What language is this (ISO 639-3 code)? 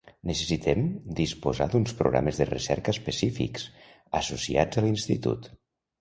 cat